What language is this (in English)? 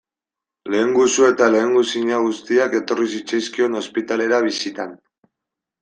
Basque